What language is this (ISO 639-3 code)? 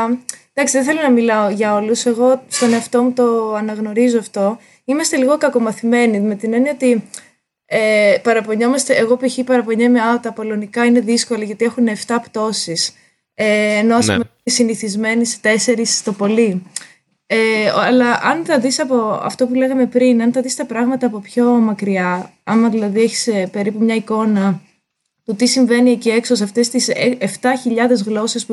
ell